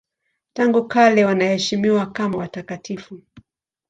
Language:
Swahili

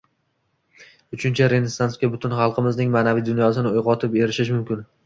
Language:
Uzbek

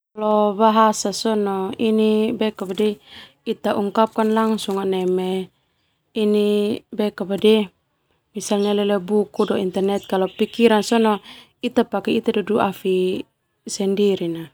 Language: Termanu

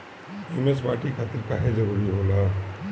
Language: Bhojpuri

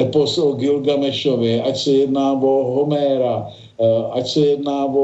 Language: Czech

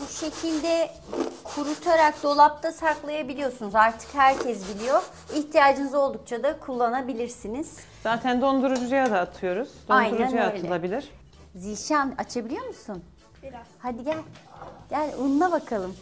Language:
Turkish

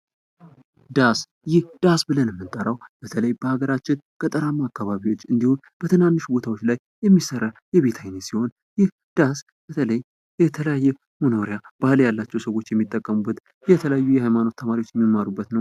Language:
Amharic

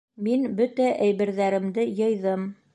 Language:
Bashkir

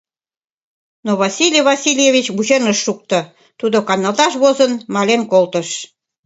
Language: Mari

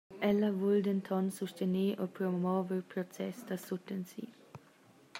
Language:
Romansh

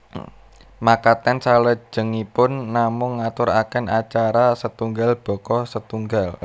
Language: Javanese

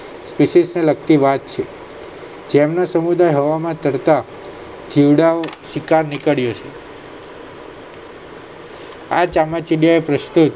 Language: Gujarati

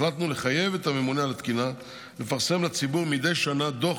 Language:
Hebrew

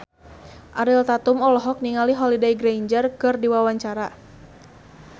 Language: Sundanese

